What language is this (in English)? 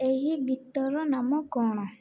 Odia